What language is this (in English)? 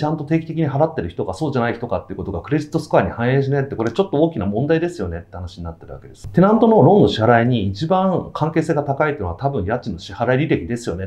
Japanese